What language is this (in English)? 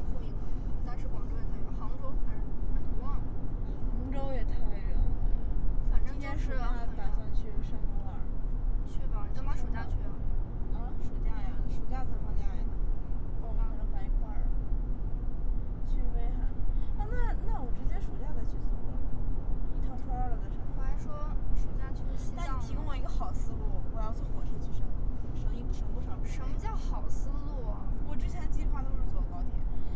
Chinese